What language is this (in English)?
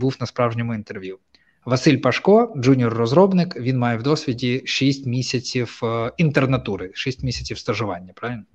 Ukrainian